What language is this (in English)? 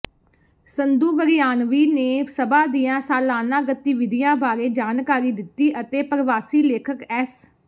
Punjabi